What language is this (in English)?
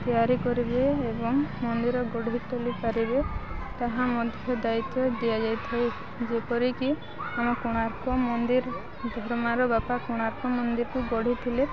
Odia